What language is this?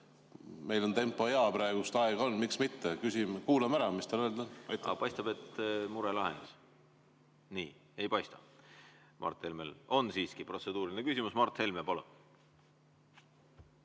Estonian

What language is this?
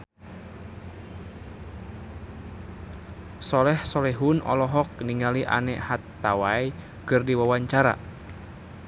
Sundanese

